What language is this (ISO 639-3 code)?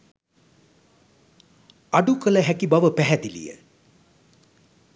sin